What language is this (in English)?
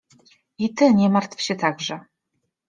Polish